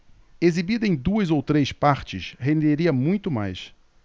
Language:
Portuguese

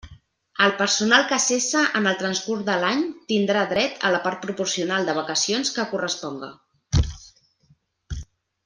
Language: Catalan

